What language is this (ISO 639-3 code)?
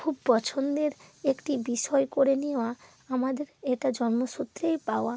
ben